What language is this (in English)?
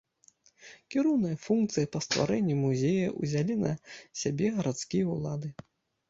Belarusian